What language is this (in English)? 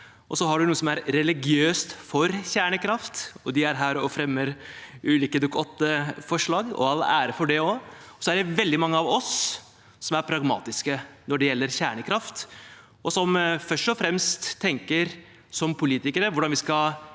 Norwegian